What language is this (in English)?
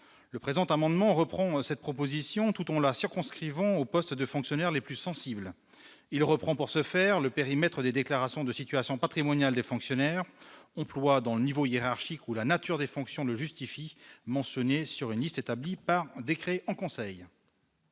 French